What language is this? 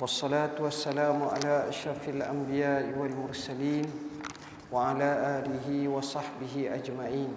Malay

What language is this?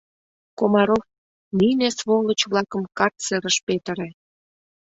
Mari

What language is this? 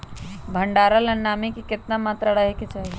Magahi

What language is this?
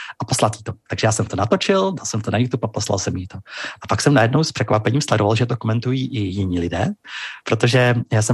Czech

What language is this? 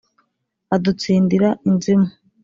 Kinyarwanda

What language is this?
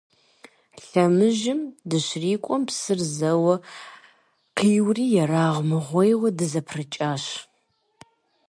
Kabardian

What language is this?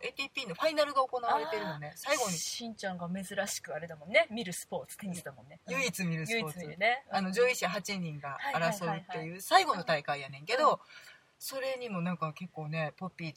Japanese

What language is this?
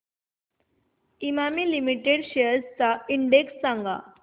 Marathi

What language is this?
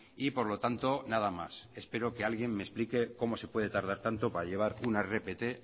Spanish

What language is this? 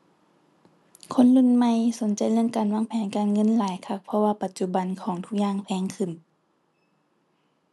Thai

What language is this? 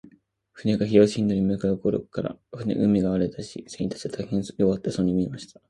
Japanese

